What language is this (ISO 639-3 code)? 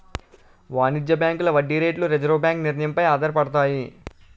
tel